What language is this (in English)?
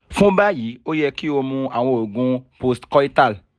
Yoruba